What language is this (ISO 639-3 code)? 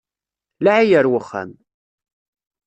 kab